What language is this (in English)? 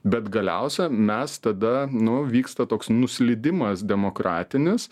Lithuanian